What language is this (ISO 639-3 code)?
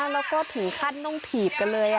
tha